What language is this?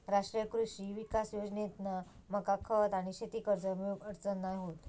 Marathi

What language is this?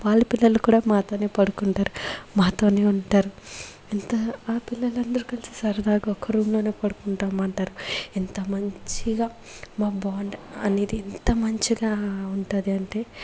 Telugu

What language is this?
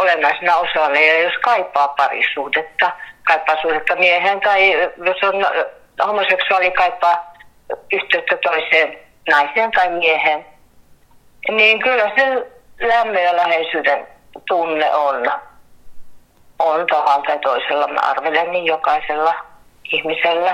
Finnish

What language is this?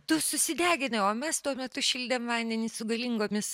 Lithuanian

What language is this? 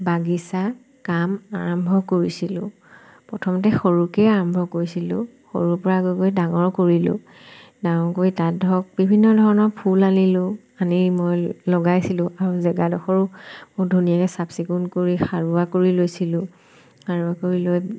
Assamese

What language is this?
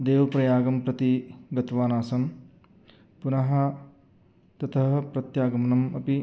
Sanskrit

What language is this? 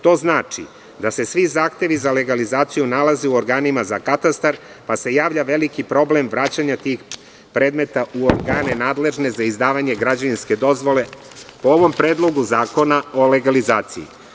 Serbian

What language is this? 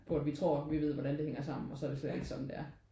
Danish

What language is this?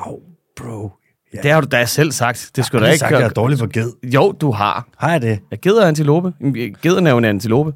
Danish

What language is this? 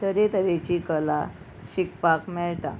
Konkani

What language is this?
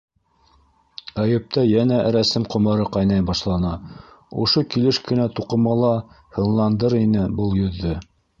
Bashkir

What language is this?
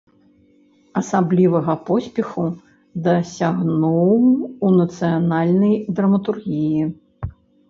Belarusian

